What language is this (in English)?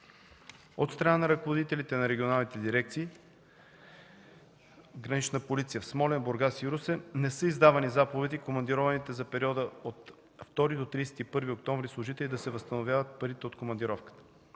Bulgarian